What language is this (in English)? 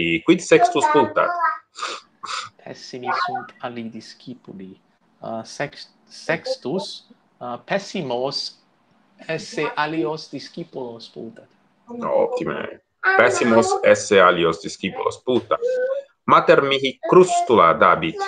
Italian